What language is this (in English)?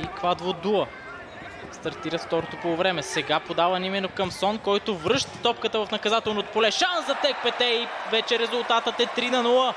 Bulgarian